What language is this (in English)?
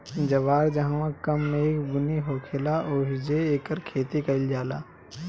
Bhojpuri